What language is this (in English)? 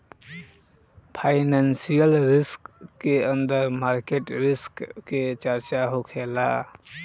Bhojpuri